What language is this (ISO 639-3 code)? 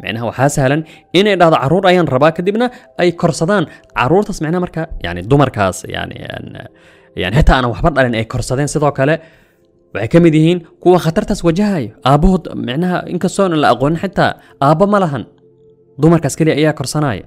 ara